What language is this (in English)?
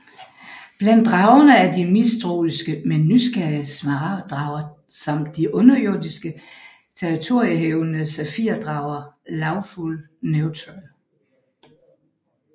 Danish